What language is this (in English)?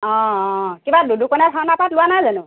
Assamese